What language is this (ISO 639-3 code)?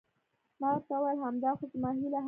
pus